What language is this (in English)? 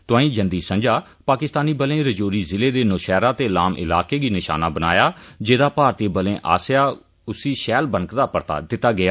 Dogri